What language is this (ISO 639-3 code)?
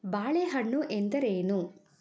kan